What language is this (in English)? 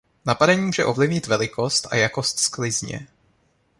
Czech